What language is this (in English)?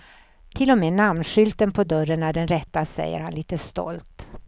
Swedish